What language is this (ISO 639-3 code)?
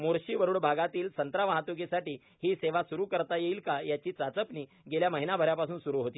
mar